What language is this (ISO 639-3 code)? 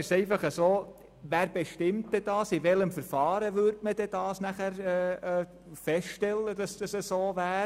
gsw